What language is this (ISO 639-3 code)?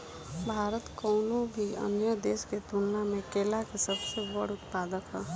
bho